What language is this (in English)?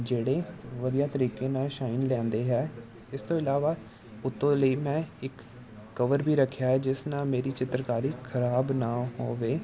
Punjabi